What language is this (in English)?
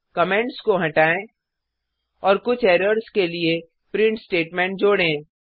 Hindi